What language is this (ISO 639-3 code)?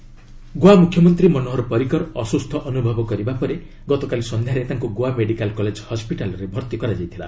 ori